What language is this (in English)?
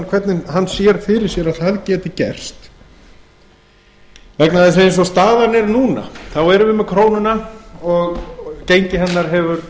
Icelandic